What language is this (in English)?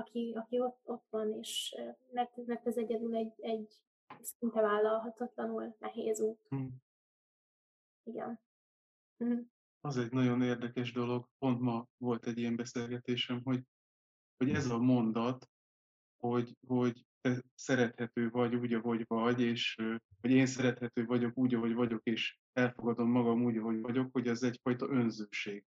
Hungarian